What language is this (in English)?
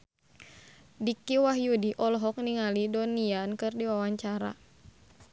Sundanese